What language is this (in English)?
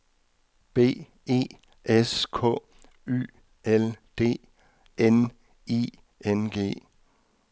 Danish